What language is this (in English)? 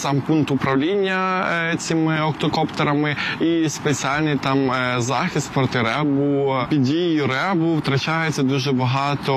Ukrainian